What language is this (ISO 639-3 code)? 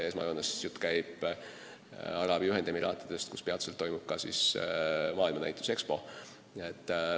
est